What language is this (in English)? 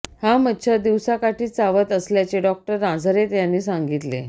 Marathi